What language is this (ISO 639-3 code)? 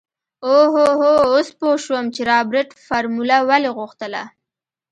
pus